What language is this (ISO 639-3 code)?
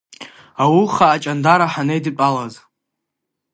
abk